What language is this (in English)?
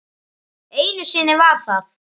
Icelandic